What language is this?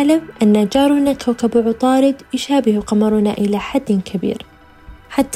Arabic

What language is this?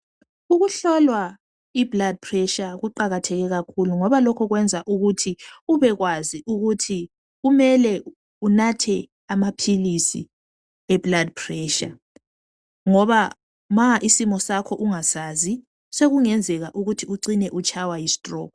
North Ndebele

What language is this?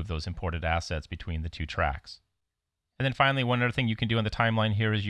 English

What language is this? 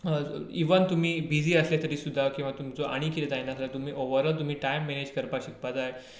Konkani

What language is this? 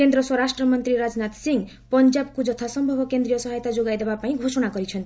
Odia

